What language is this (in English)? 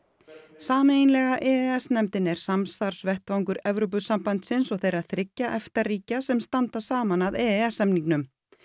Icelandic